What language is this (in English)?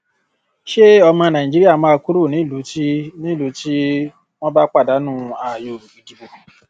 Yoruba